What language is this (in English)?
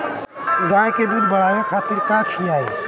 Bhojpuri